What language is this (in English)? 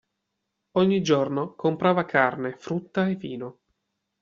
Italian